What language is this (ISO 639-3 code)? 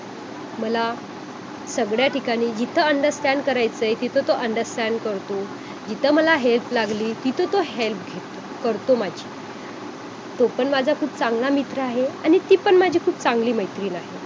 mar